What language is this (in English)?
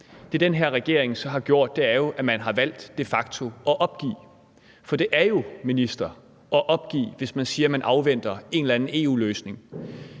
Danish